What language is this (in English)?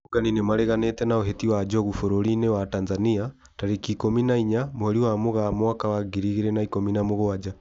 Kikuyu